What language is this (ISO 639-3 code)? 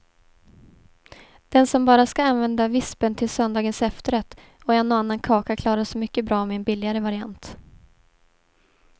swe